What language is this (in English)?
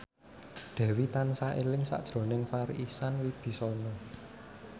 Javanese